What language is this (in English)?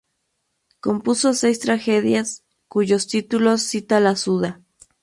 Spanish